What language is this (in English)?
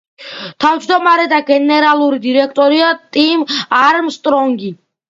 Georgian